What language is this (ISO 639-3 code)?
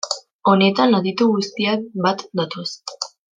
eus